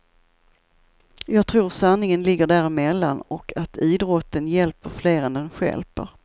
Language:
Swedish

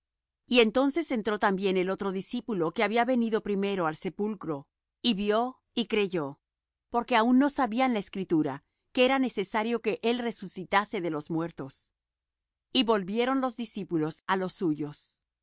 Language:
Spanish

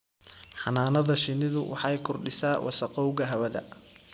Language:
Somali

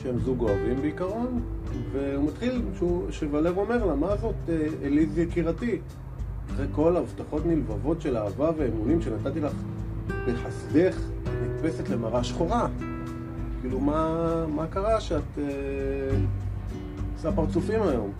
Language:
Hebrew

